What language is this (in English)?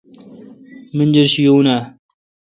Kalkoti